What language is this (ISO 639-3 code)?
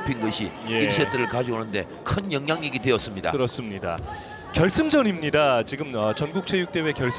kor